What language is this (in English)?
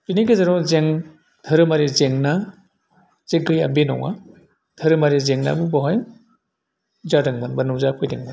Bodo